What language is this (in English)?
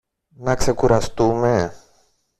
Greek